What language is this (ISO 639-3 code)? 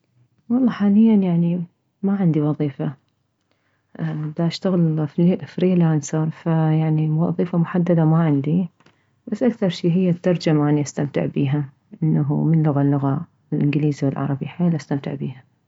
acm